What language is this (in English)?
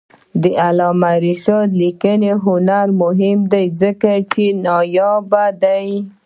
Pashto